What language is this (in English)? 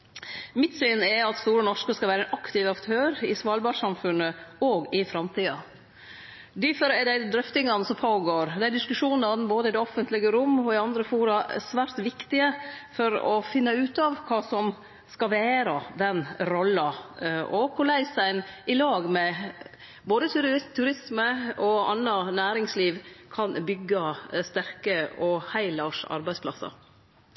Norwegian Nynorsk